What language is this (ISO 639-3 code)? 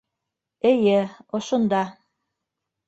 bak